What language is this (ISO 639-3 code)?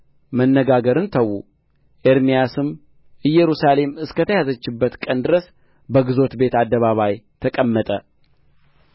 amh